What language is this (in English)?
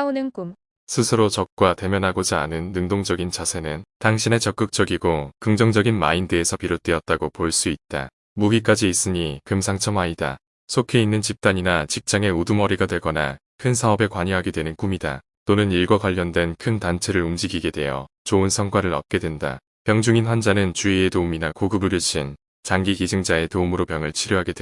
Korean